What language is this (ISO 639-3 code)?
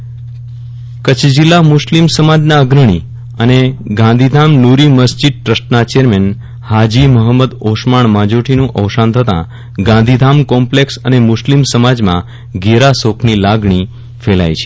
guj